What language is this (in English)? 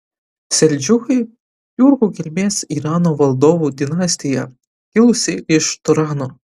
Lithuanian